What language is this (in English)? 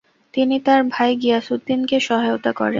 Bangla